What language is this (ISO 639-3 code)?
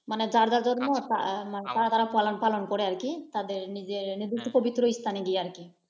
ben